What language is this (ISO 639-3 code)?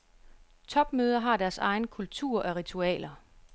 dan